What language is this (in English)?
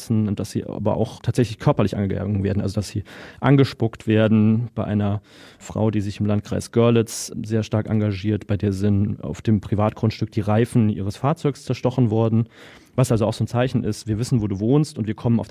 German